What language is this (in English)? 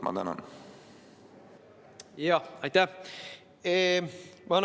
Estonian